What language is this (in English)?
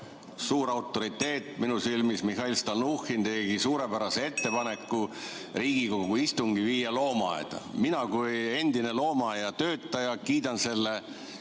Estonian